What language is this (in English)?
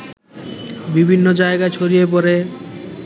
Bangla